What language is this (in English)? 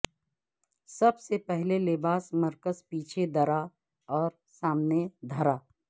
Urdu